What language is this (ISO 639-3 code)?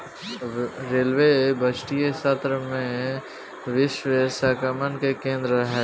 bho